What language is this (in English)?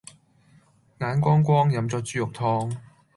Cantonese